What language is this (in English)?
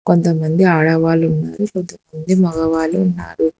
Telugu